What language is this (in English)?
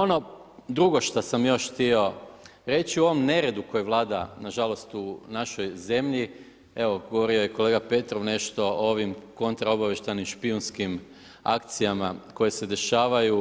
Croatian